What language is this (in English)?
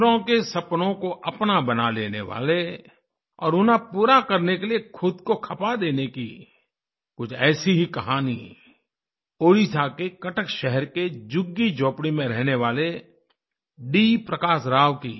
Hindi